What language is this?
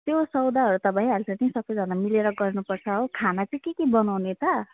Nepali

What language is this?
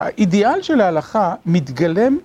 Hebrew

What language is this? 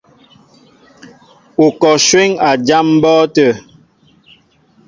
Mbo (Cameroon)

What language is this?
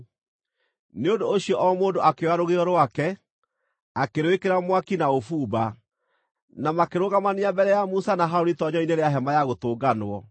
Kikuyu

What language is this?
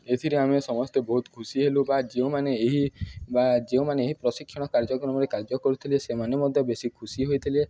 Odia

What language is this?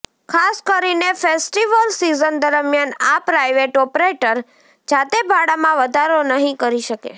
Gujarati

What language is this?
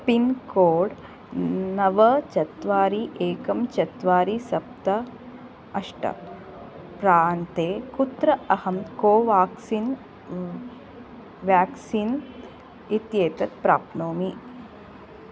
Sanskrit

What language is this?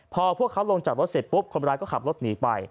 Thai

